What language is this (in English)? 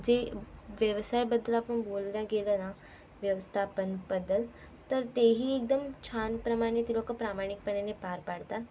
Marathi